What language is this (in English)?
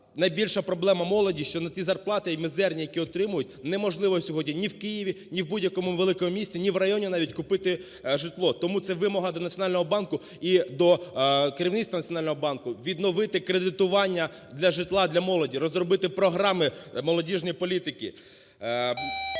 Ukrainian